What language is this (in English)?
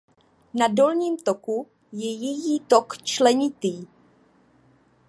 Czech